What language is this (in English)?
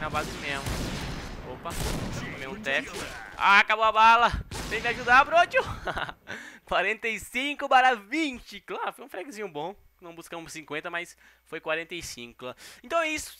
Portuguese